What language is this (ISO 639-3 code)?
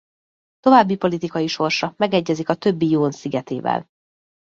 hun